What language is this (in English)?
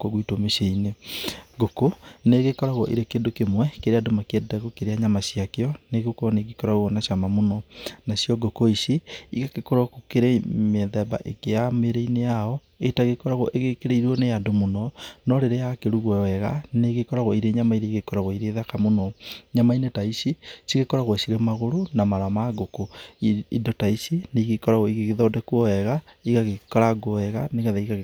Kikuyu